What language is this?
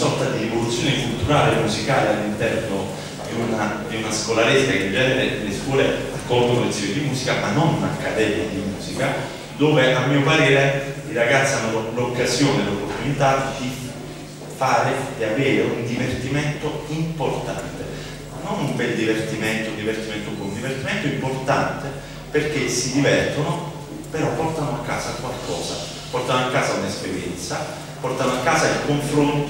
Italian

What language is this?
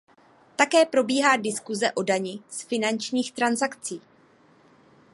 Czech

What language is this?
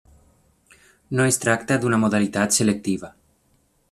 Catalan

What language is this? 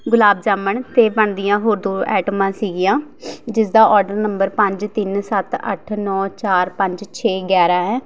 Punjabi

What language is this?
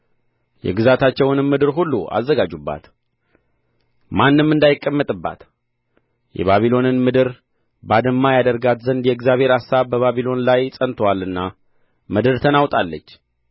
Amharic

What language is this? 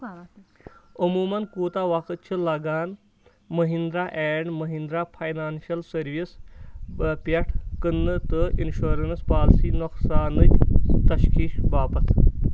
Kashmiri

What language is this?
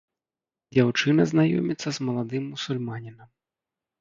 Belarusian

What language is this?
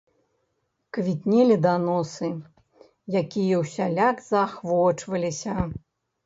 Belarusian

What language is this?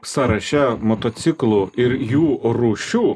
Lithuanian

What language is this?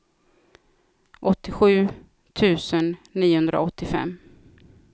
Swedish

